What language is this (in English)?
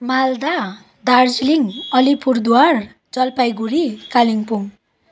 Nepali